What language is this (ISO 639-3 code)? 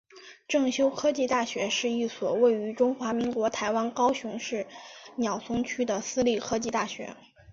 zho